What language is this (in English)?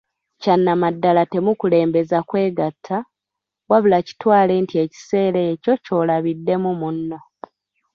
Ganda